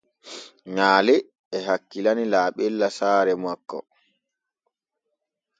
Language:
Borgu Fulfulde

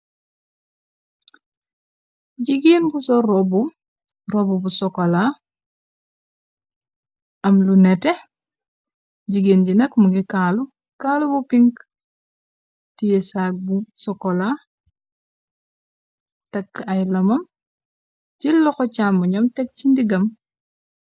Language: Wolof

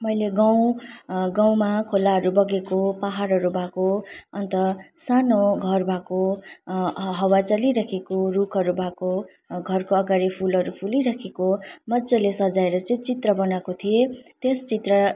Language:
Nepali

